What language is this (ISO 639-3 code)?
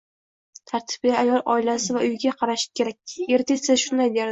uzb